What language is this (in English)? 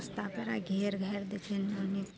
Maithili